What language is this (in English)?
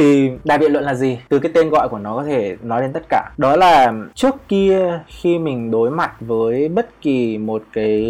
Vietnamese